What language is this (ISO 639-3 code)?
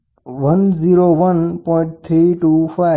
guj